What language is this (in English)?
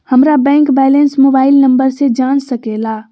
Magahi